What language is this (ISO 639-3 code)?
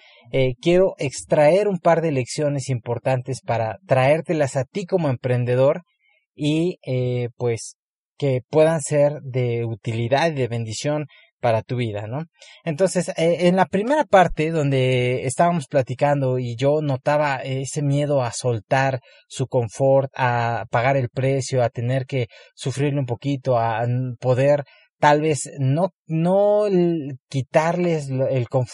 spa